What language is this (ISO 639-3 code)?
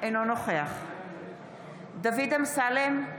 heb